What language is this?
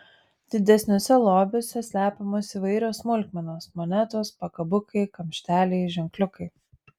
Lithuanian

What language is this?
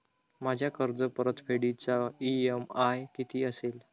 Marathi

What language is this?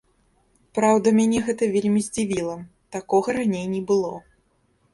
Belarusian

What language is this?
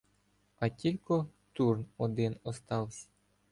Ukrainian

